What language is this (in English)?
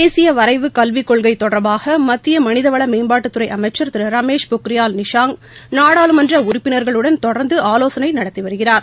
Tamil